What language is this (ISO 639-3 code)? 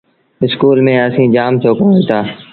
sbn